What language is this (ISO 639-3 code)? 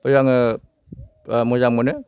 brx